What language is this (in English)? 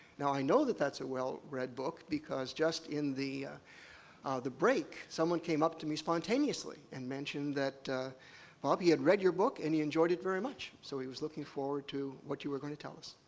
English